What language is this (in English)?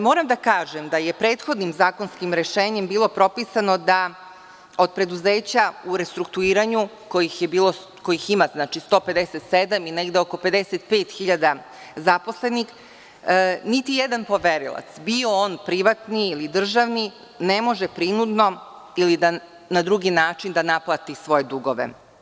Serbian